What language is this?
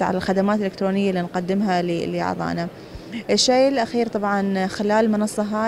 Arabic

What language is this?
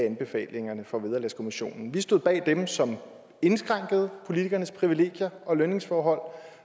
Danish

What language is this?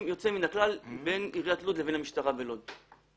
Hebrew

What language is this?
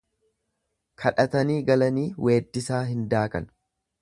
Oromo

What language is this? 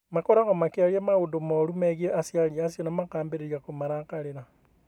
Kikuyu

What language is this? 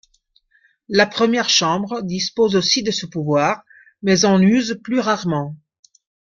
French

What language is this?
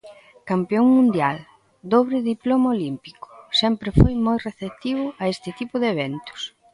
Galician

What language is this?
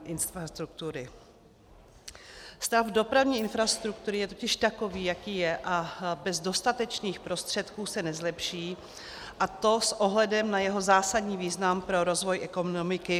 Czech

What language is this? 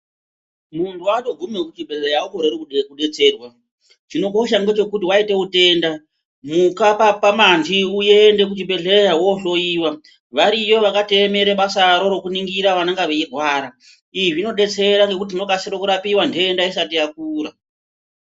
Ndau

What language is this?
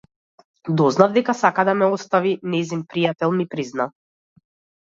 Macedonian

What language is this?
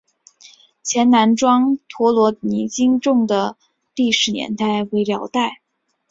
Chinese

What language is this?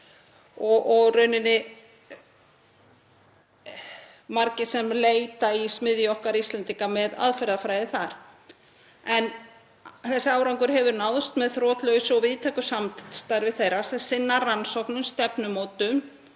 Icelandic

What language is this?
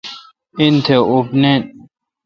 Kalkoti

